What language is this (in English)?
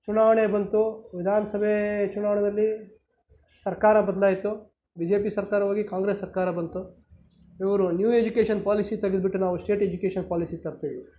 Kannada